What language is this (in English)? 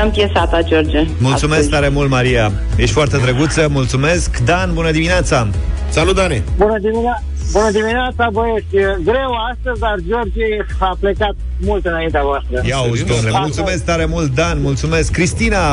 Romanian